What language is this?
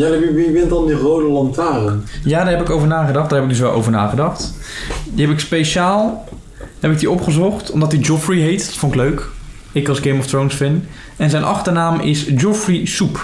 Dutch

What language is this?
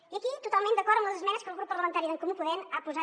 Catalan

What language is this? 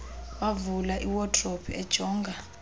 Xhosa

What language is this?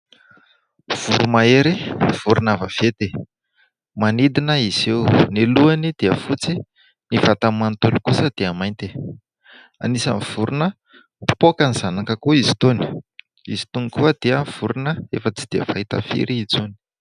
Malagasy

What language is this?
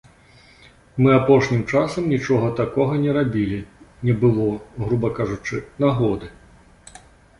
Belarusian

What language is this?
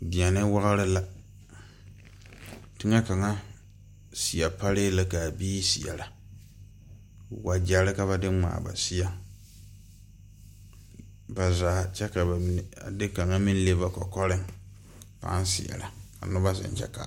Southern Dagaare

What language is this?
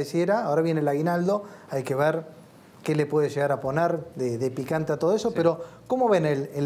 Spanish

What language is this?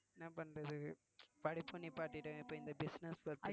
Tamil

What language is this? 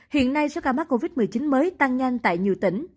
Vietnamese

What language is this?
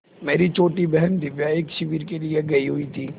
Hindi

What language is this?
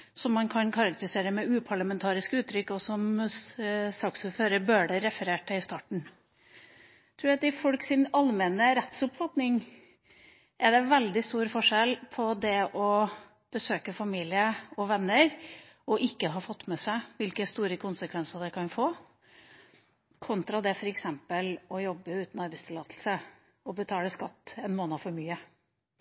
Norwegian Bokmål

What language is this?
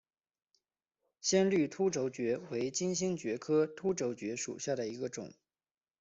Chinese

